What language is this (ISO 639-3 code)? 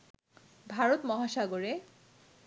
ben